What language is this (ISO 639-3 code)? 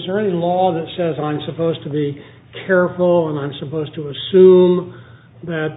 eng